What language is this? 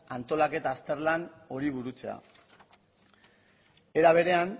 Basque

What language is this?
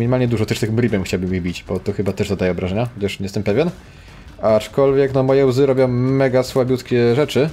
Polish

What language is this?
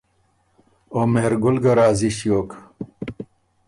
Ormuri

